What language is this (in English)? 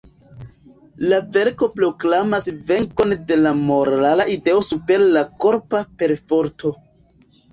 Esperanto